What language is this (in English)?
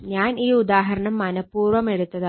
Malayalam